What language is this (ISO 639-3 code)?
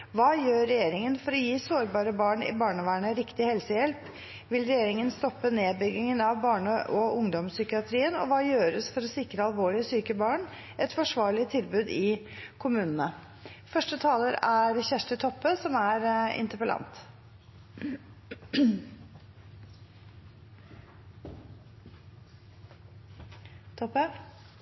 nor